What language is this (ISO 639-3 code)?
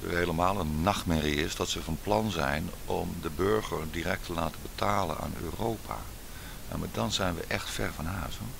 nld